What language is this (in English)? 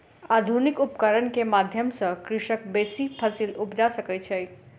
Maithili